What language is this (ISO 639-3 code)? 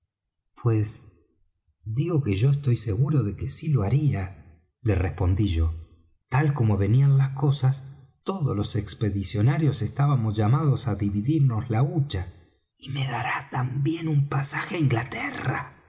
spa